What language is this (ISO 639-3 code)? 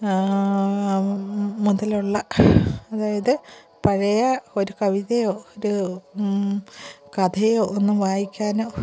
mal